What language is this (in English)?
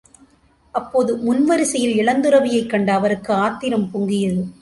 Tamil